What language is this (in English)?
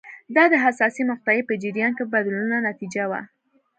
Pashto